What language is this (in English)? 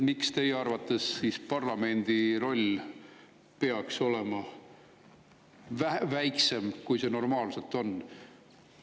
Estonian